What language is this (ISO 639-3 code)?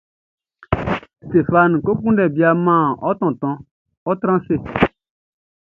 bci